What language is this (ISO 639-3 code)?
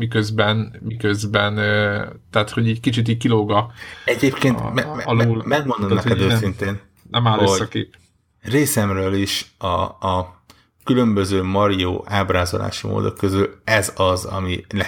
hun